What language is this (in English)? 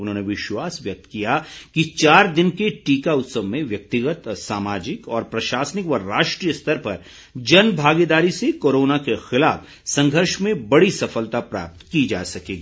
Hindi